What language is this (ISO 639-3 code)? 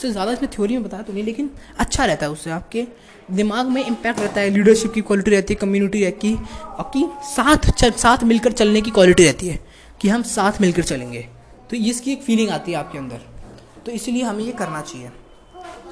hin